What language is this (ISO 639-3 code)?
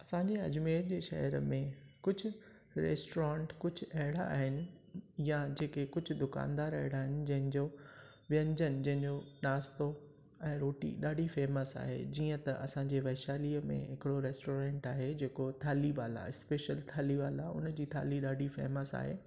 snd